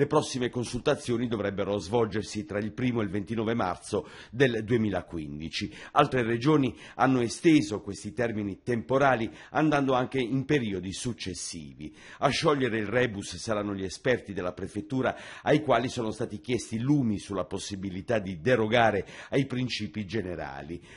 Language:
Italian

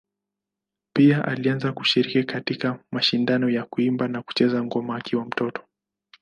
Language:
Swahili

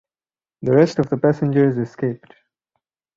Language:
English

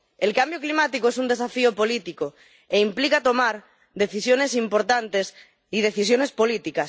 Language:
Spanish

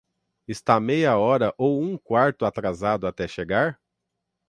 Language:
Portuguese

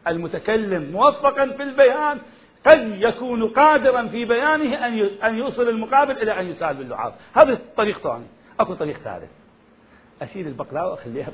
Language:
Arabic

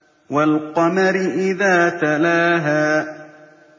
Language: Arabic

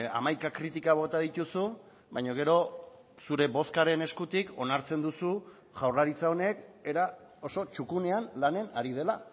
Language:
Basque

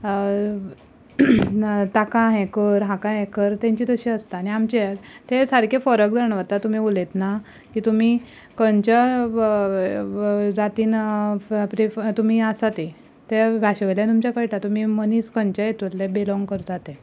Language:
Konkani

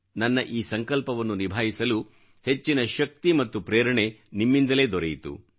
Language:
Kannada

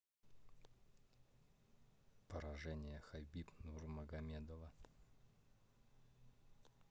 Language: Russian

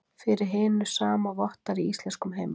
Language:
Icelandic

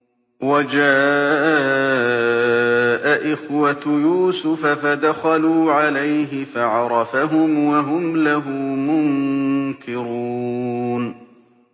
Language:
Arabic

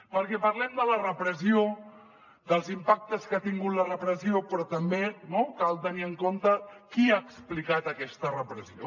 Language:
Catalan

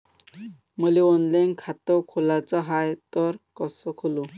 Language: Marathi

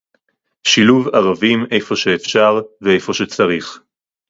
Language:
Hebrew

